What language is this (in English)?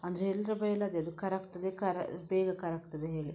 Kannada